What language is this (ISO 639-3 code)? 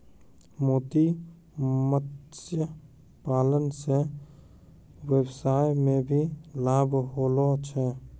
mai